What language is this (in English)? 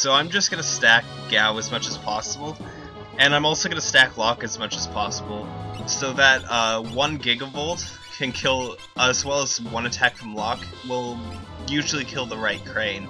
English